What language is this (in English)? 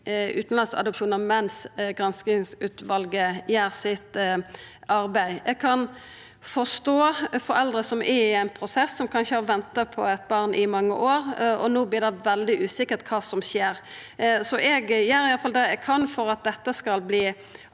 Norwegian